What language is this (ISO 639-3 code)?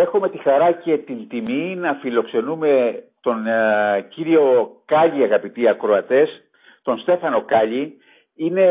ell